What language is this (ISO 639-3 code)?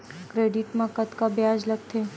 hne